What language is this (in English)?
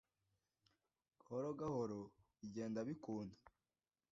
Kinyarwanda